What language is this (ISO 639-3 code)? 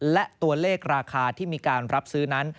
tha